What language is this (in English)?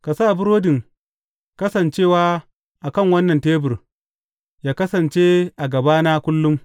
Hausa